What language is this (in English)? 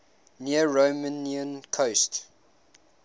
English